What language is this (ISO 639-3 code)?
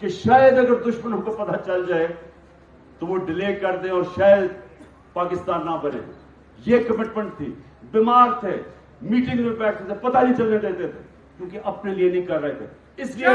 urd